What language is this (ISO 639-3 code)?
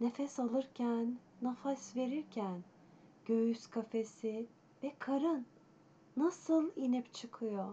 tur